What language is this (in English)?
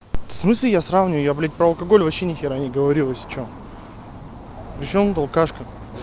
Russian